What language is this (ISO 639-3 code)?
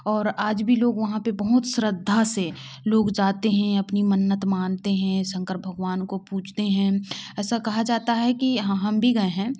hin